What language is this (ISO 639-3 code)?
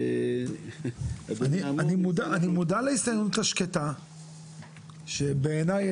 heb